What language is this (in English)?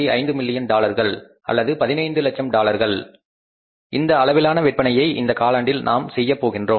Tamil